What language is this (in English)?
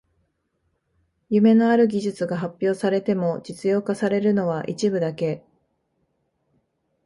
Japanese